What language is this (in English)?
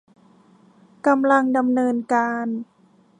Thai